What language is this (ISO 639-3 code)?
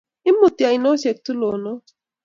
kln